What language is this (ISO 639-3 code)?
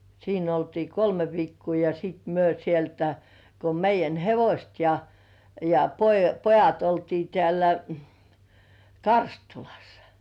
fin